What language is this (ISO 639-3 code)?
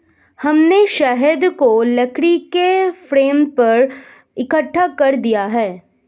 hin